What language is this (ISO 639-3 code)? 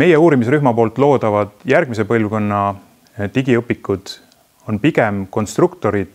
spa